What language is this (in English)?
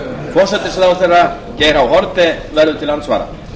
Icelandic